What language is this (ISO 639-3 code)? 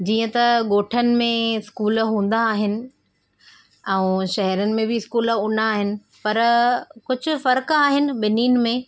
snd